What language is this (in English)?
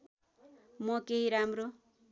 Nepali